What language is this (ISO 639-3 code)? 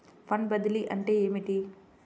tel